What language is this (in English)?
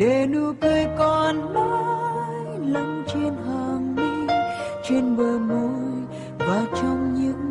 Vietnamese